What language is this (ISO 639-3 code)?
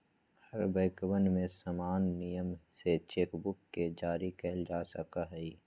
mag